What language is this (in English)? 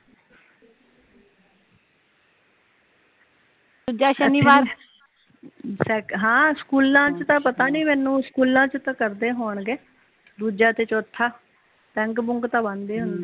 Punjabi